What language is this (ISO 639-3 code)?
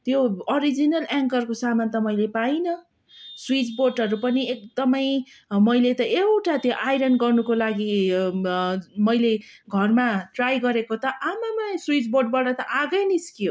nep